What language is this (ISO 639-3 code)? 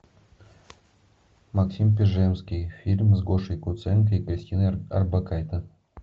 rus